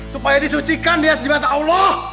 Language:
Indonesian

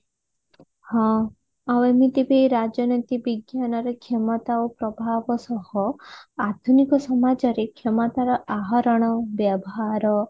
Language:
Odia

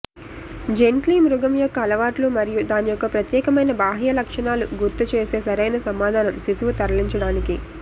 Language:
Telugu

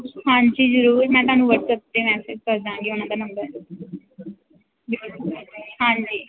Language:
Punjabi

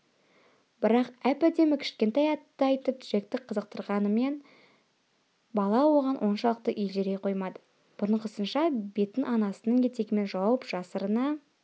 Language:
Kazakh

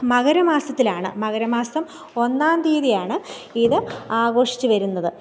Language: Malayalam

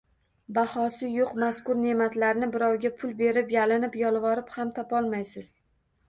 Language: Uzbek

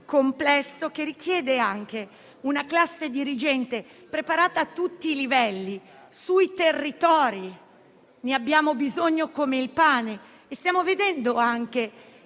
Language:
Italian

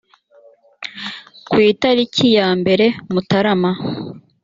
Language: Kinyarwanda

